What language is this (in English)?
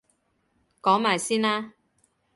Cantonese